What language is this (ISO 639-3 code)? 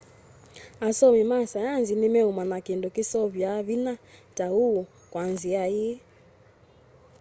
kam